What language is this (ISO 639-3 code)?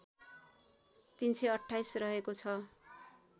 nep